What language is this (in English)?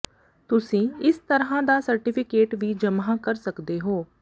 Punjabi